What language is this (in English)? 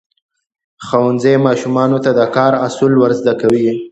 Pashto